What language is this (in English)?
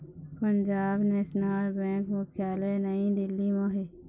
Chhattisgarhi